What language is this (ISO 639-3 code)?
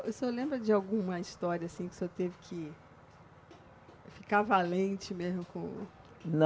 por